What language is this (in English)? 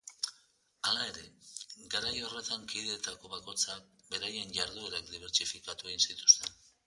Basque